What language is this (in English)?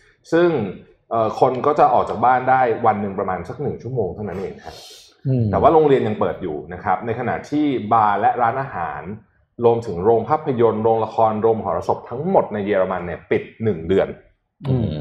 Thai